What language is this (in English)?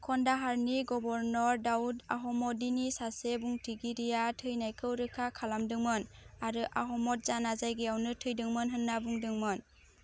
Bodo